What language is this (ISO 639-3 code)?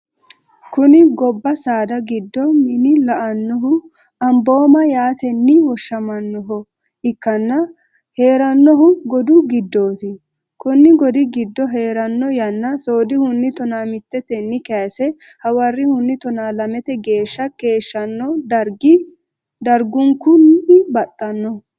sid